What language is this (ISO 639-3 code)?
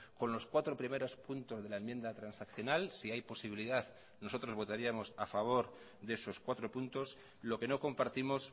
spa